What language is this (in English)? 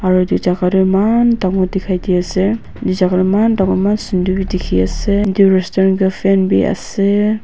Naga Pidgin